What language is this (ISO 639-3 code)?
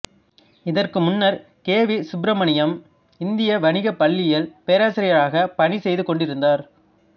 tam